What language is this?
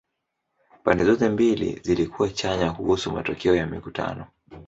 Swahili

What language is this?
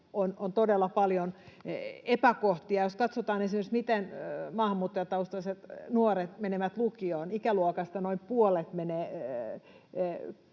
Finnish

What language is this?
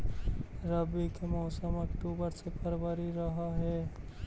Magahi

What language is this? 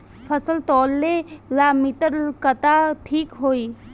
Bhojpuri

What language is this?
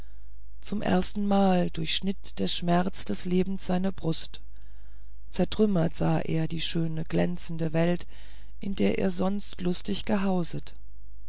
German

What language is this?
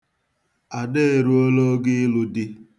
Igbo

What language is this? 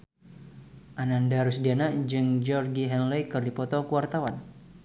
Sundanese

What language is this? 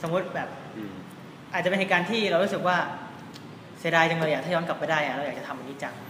Thai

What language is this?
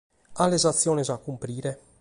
Sardinian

